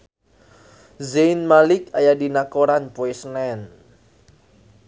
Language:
Sundanese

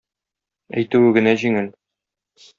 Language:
Tatar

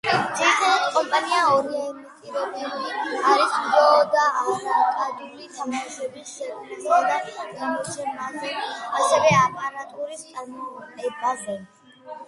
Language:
Georgian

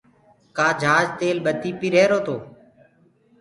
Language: Gurgula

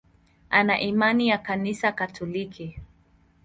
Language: Swahili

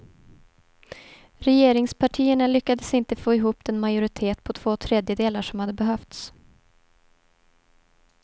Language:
Swedish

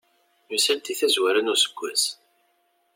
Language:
Kabyle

